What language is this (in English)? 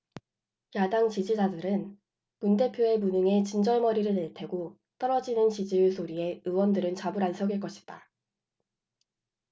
Korean